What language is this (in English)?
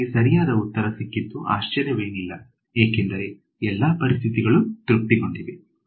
Kannada